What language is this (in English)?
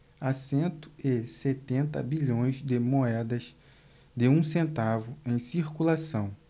Portuguese